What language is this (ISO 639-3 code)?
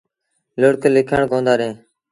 sbn